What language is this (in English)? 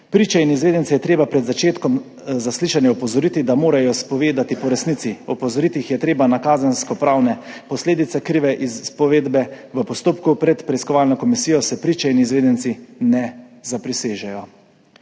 Slovenian